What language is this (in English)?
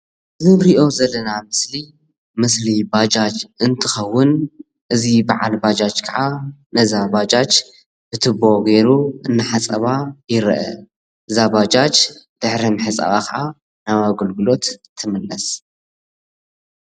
Tigrinya